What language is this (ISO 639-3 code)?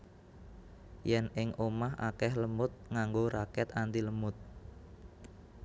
jav